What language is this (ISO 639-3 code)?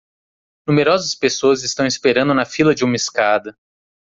por